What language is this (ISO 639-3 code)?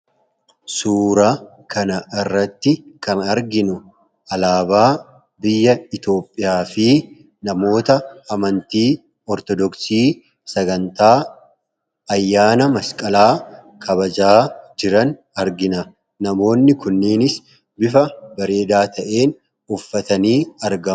orm